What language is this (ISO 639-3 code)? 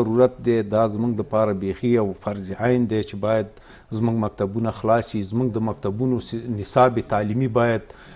fas